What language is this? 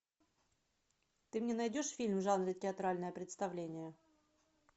Russian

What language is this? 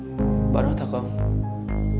Vietnamese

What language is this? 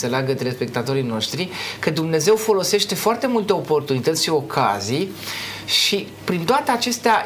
Romanian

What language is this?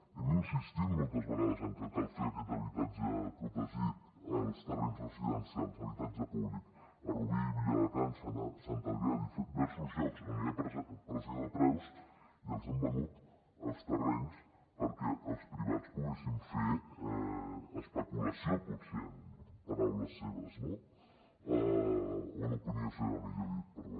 Catalan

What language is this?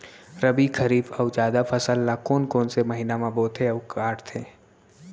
Chhattisgarhi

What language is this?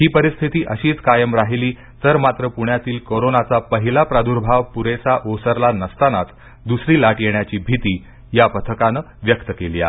Marathi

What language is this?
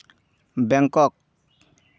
Santali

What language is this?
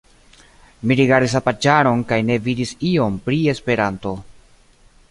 Esperanto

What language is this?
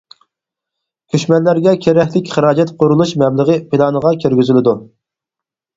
Uyghur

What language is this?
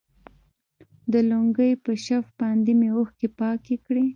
Pashto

